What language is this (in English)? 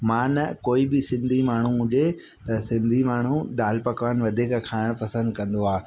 Sindhi